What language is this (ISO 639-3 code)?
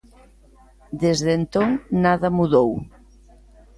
glg